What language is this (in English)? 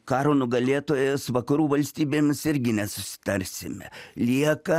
Lithuanian